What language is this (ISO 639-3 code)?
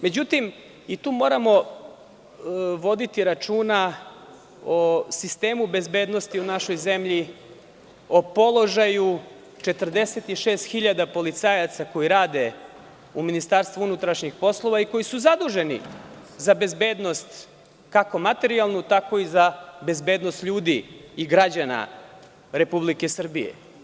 srp